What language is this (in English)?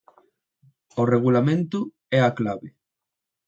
Galician